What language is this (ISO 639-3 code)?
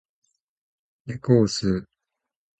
jpn